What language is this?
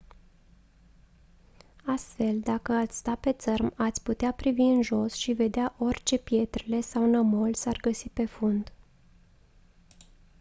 Romanian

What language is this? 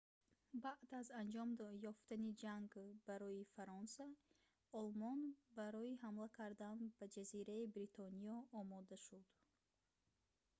Tajik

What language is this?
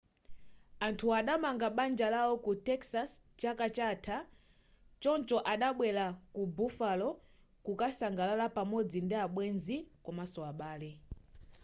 Nyanja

